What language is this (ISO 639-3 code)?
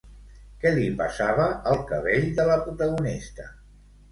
cat